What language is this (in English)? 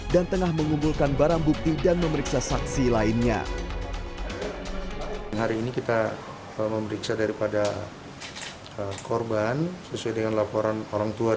Indonesian